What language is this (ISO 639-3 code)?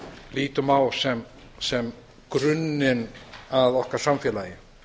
isl